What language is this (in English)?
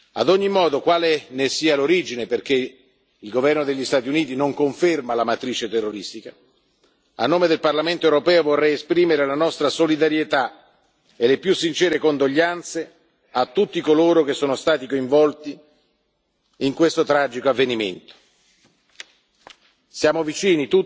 Italian